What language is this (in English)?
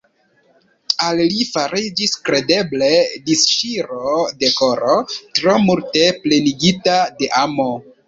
Esperanto